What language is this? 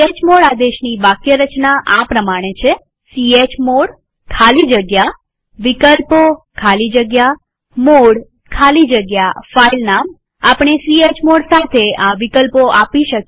Gujarati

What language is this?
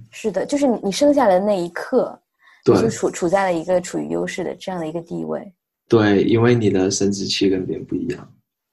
Chinese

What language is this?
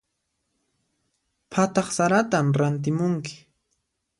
Puno Quechua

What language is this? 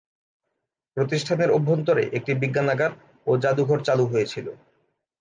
Bangla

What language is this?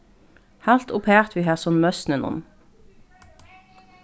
Faroese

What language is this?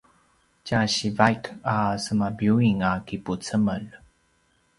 Paiwan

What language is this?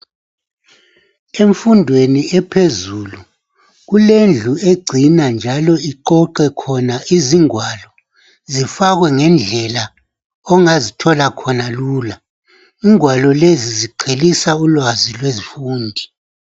North Ndebele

